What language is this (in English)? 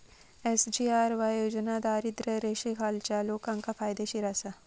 Marathi